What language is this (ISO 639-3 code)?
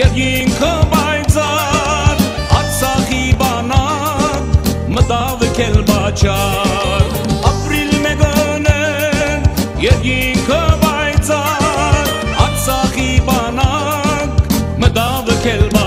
tur